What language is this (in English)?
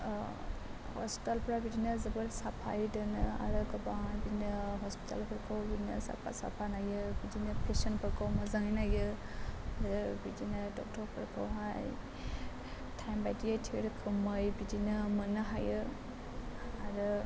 Bodo